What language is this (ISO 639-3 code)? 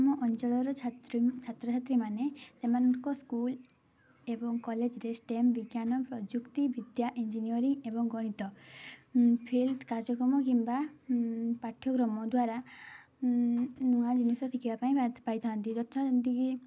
ori